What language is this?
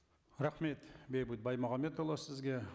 Kazakh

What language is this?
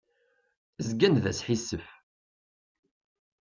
Kabyle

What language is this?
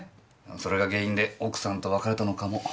Japanese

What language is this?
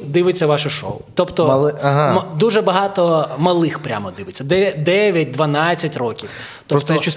Ukrainian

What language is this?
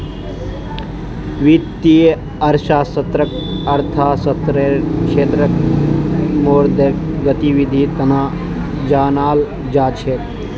Magahi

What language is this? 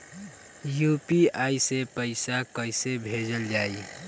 Bhojpuri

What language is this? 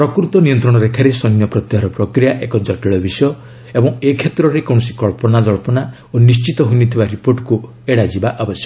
Odia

